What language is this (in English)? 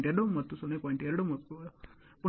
Kannada